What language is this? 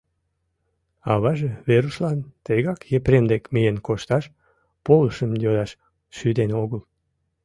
Mari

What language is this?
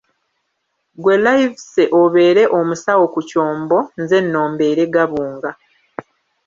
Ganda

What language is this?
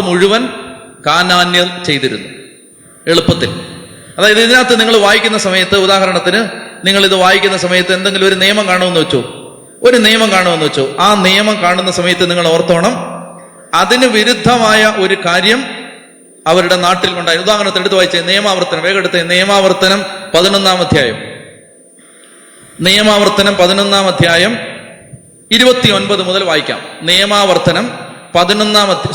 Malayalam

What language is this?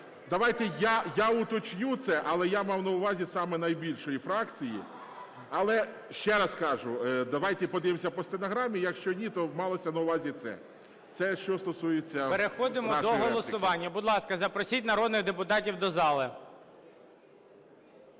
Ukrainian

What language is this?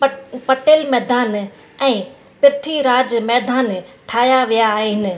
Sindhi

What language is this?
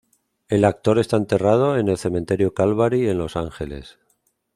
Spanish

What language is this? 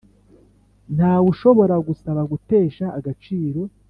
Kinyarwanda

